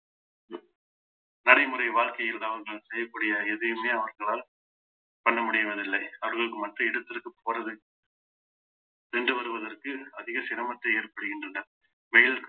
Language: Tamil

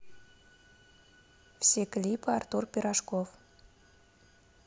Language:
Russian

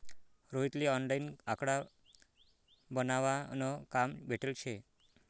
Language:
Marathi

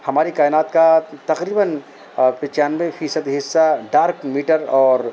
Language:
Urdu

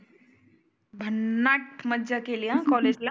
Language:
Marathi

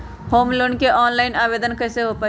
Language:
Magahi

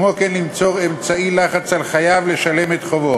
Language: Hebrew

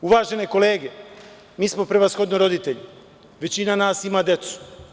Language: Serbian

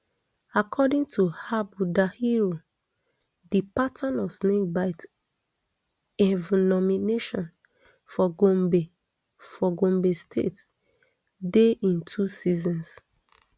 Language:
Nigerian Pidgin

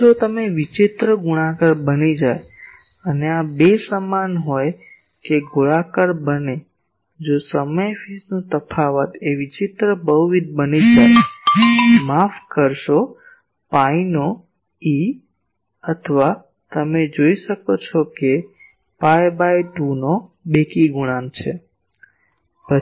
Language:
Gujarati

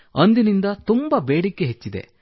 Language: Kannada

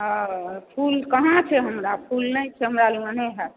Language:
Maithili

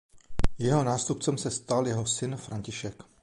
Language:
Czech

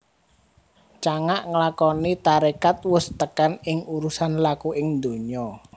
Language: Javanese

